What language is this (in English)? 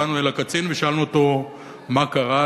Hebrew